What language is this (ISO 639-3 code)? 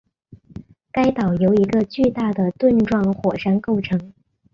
zho